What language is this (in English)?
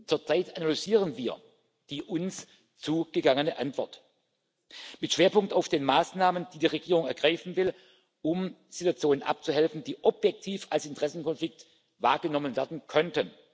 German